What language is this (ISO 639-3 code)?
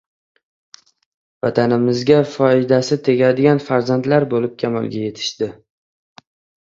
uzb